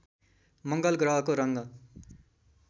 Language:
Nepali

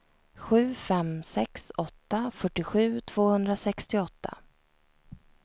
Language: Swedish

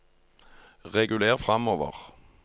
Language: Norwegian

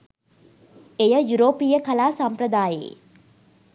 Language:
Sinhala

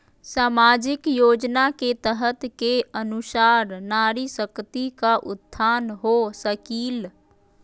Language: Magahi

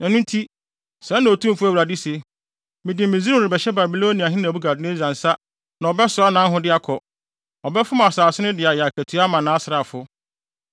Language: Akan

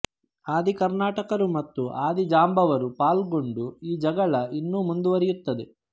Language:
Kannada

